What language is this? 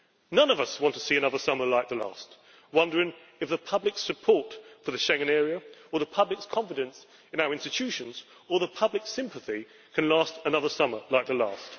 English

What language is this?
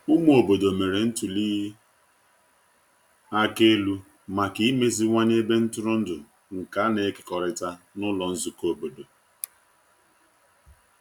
Igbo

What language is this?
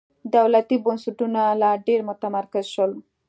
Pashto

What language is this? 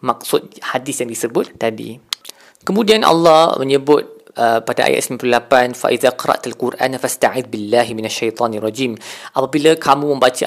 Malay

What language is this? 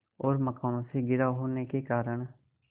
Hindi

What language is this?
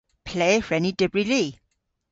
Cornish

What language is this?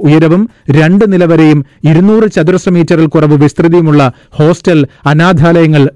Malayalam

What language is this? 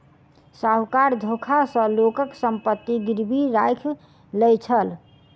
Maithili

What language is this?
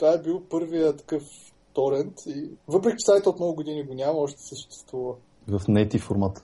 Bulgarian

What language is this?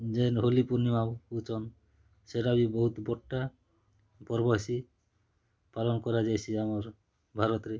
Odia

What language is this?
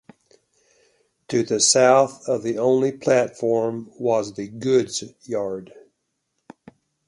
English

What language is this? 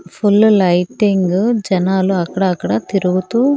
Telugu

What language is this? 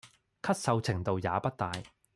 Cantonese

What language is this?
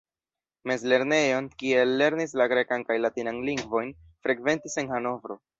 Esperanto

